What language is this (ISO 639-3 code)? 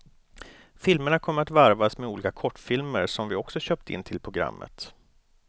swe